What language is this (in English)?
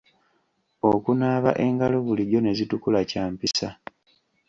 Ganda